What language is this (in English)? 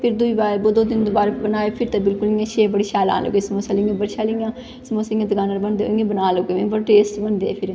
Dogri